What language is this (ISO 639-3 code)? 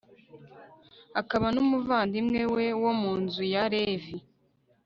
kin